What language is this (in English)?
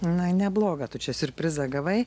Lithuanian